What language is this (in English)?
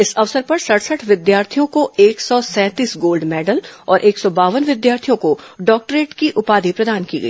Hindi